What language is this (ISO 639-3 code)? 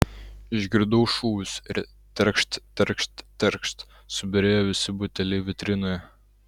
lit